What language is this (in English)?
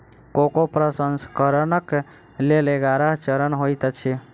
Maithili